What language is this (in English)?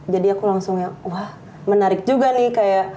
Indonesian